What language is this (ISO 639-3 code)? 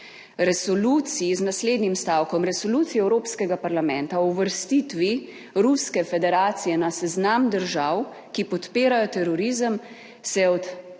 slv